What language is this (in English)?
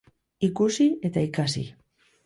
Basque